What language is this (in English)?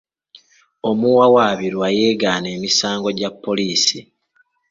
Ganda